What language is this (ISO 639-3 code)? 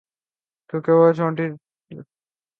urd